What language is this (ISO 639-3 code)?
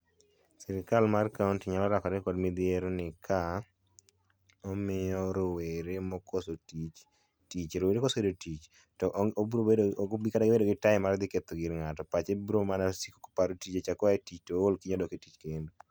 luo